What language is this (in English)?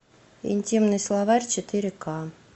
Russian